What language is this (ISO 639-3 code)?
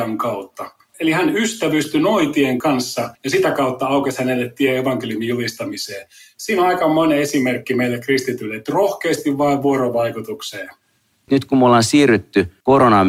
fin